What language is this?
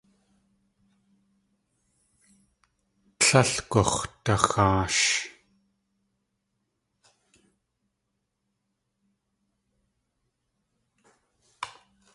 Tlingit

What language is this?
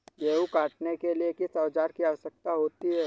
Hindi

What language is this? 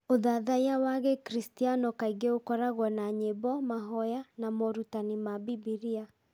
Kikuyu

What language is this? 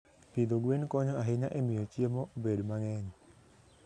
Luo (Kenya and Tanzania)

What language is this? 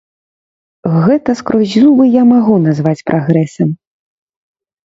Belarusian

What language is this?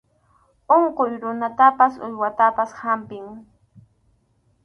Arequipa-La Unión Quechua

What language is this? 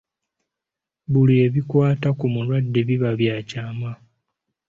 Ganda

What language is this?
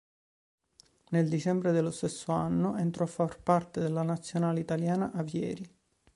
Italian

